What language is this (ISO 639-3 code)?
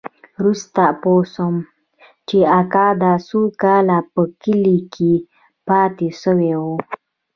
pus